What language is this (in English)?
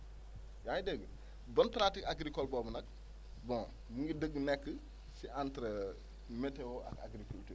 Wolof